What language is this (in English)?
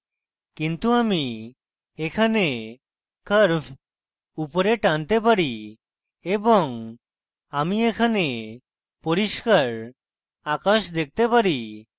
Bangla